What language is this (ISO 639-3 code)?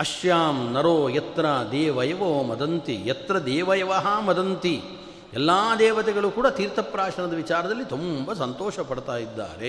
kan